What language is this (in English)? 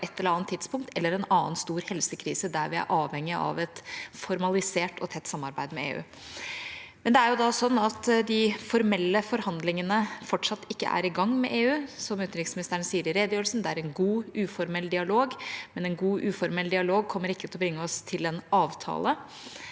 Norwegian